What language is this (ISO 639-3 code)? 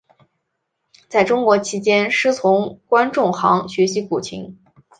zho